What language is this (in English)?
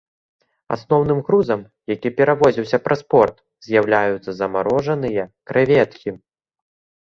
Belarusian